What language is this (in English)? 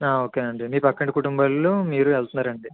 Telugu